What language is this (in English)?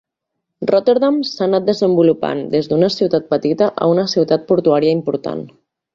Catalan